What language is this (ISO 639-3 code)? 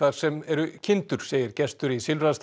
isl